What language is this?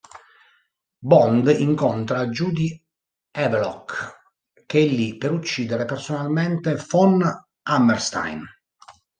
Italian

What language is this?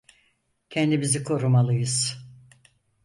Turkish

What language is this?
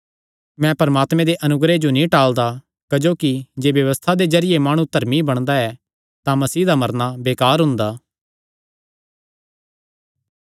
Kangri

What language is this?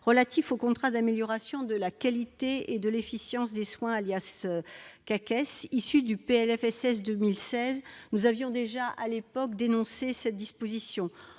French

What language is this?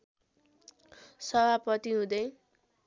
Nepali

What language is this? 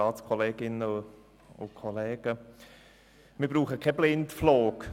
Swiss German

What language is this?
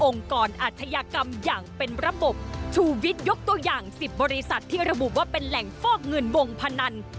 Thai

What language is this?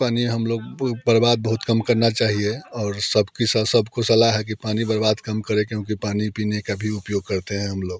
Hindi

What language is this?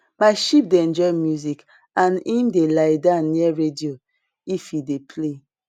Nigerian Pidgin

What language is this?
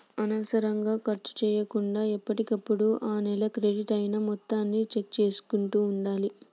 Telugu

